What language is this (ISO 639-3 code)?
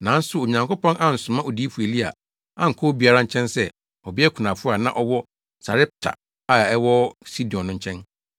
aka